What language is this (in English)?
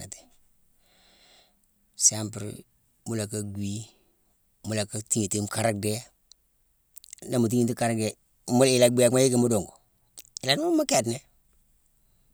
Mansoanka